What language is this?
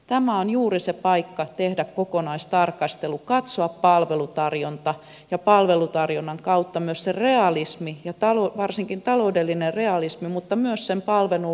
Finnish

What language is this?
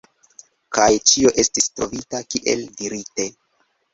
Esperanto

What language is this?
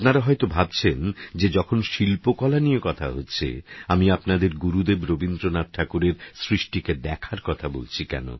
Bangla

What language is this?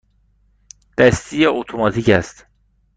Persian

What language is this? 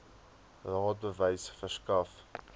Afrikaans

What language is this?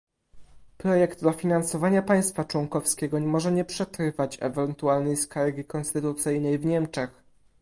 Polish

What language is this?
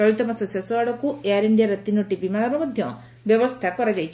Odia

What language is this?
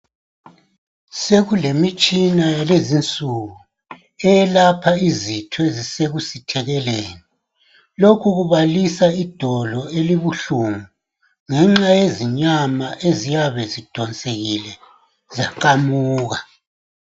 North Ndebele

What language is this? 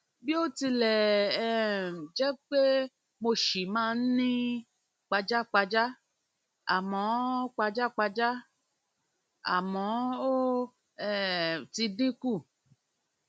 Yoruba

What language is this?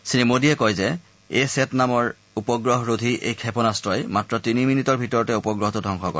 Assamese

